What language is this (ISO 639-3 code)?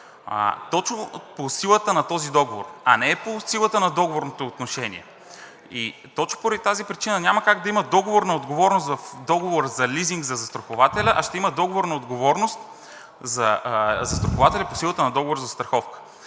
bul